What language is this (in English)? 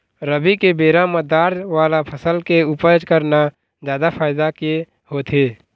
Chhattisgarhi